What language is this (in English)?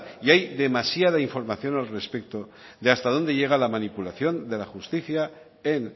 Spanish